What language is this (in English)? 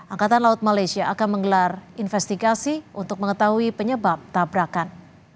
Indonesian